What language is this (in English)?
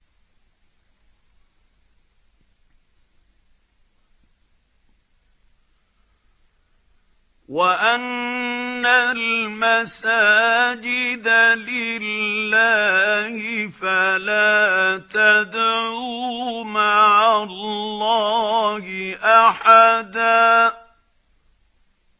Arabic